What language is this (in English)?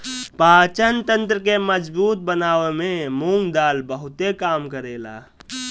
Bhojpuri